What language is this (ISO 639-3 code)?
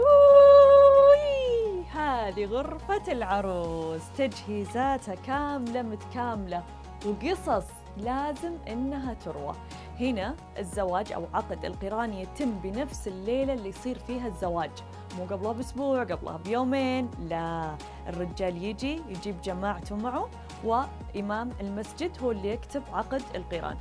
ara